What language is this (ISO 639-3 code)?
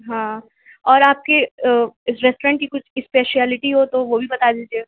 urd